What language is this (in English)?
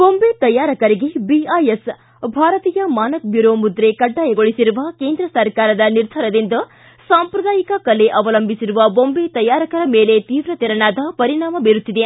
Kannada